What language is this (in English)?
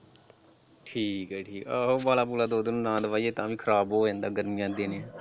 Punjabi